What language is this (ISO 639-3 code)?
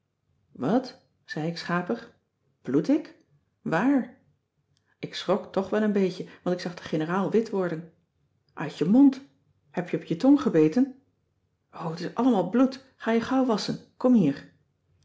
nld